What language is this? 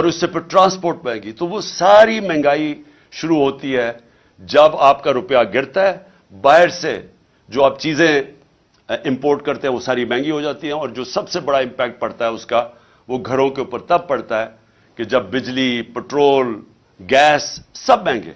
Urdu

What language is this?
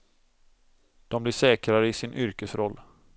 Swedish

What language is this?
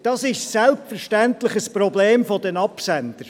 Swiss German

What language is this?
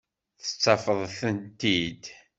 Kabyle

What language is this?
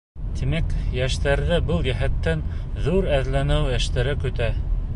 Bashkir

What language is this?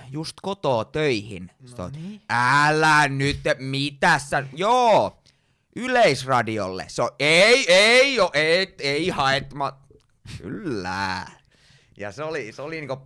Finnish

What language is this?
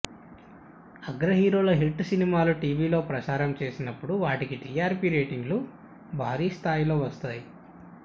Telugu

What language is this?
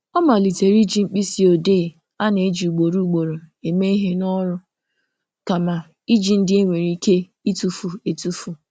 Igbo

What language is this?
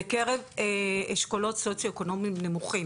Hebrew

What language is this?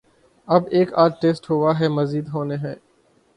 Urdu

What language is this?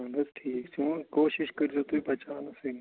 Kashmiri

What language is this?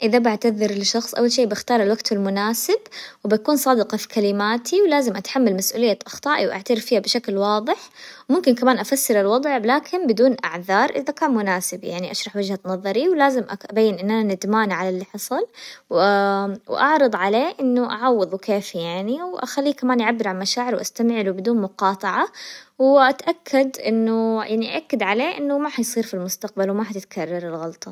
Hijazi Arabic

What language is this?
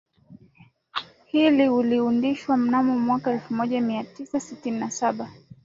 Swahili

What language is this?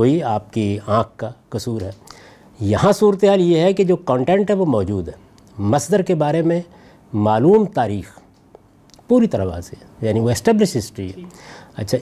Urdu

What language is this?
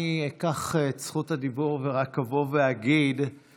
Hebrew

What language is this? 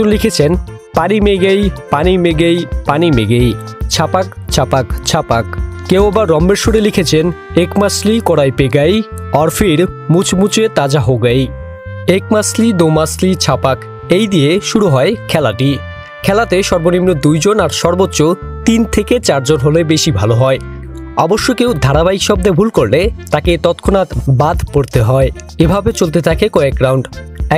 Hindi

